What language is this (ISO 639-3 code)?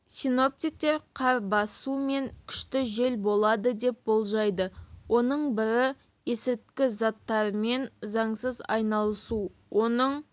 kaz